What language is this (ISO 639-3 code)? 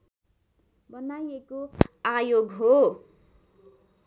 nep